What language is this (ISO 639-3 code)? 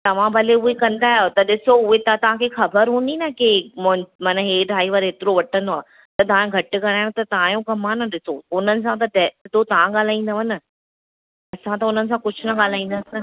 snd